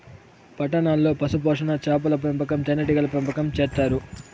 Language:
Telugu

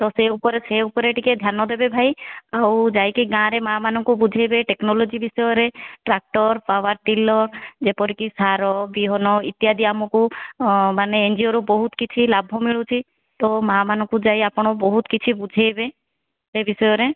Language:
Odia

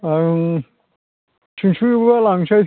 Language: Bodo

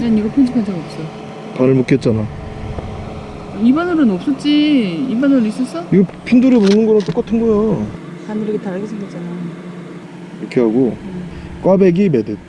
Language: Korean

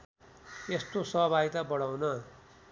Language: Nepali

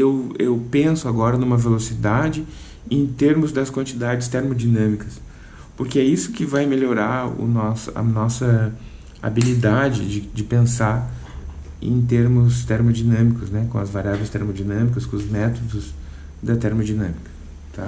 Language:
Portuguese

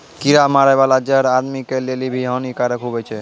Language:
Maithili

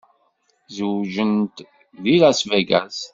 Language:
Kabyle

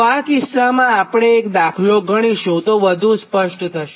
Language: Gujarati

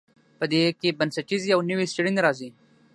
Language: Pashto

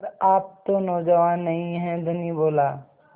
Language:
Hindi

